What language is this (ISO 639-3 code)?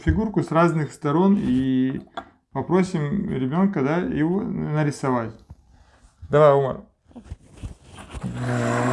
rus